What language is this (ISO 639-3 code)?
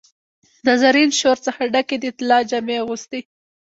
pus